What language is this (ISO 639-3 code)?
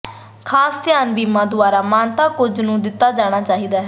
pan